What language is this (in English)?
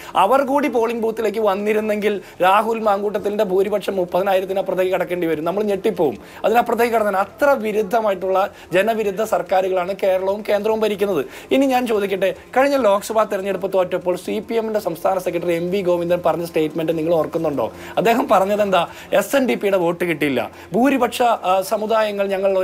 Malayalam